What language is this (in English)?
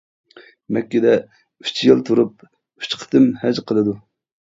Uyghur